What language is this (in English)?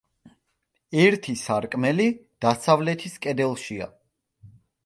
Georgian